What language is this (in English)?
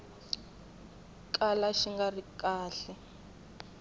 Tsonga